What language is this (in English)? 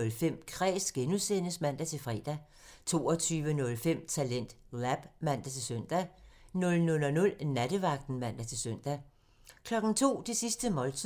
Danish